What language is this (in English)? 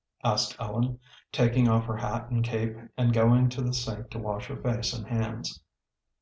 English